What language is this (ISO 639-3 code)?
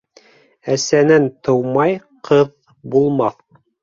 bak